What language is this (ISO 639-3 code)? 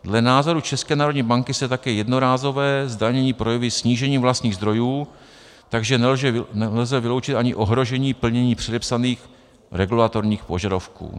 ces